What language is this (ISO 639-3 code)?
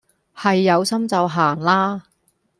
yue